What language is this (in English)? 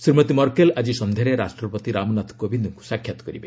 Odia